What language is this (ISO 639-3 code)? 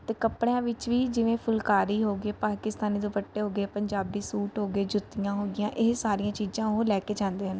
pan